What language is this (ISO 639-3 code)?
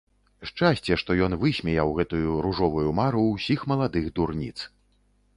bel